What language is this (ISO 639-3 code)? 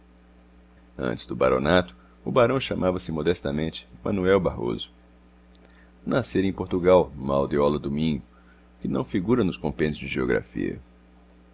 por